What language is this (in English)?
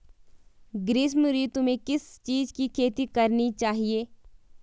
Hindi